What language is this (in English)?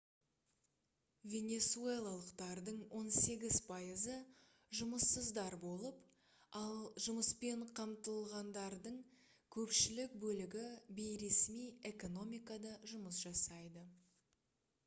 Kazakh